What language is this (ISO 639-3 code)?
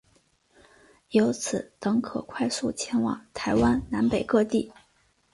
zho